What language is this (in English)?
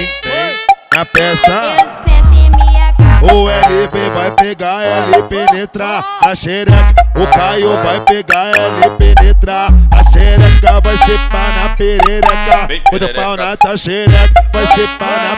Portuguese